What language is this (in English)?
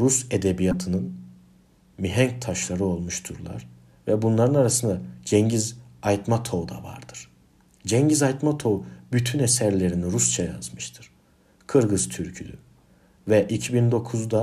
Turkish